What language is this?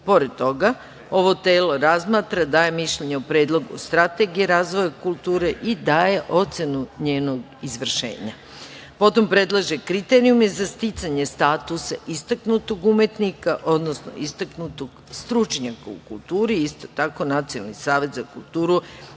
Serbian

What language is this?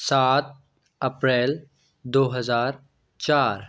Hindi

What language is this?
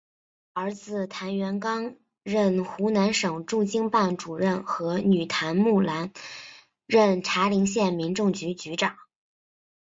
Chinese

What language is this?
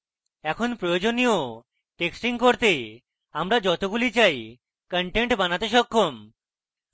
Bangla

